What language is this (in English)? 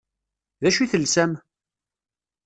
Kabyle